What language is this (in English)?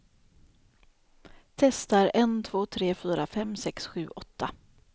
Swedish